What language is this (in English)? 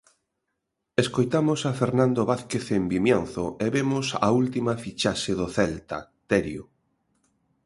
Galician